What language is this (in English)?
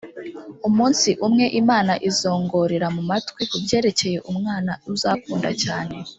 Kinyarwanda